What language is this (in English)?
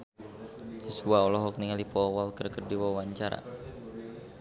Sundanese